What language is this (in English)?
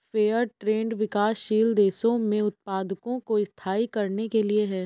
Hindi